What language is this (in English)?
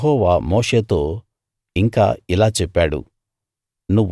Telugu